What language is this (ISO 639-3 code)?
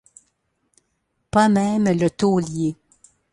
fra